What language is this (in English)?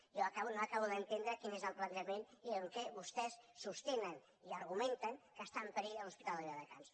Catalan